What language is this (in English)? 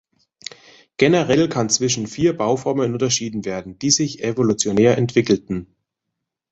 German